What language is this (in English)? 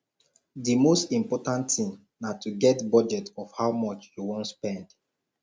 Nigerian Pidgin